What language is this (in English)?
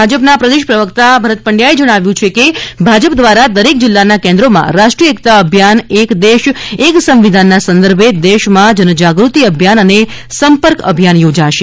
Gujarati